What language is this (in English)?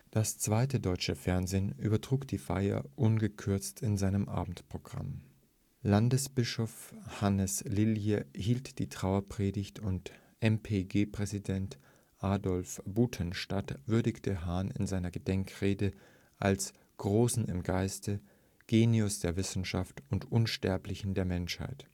German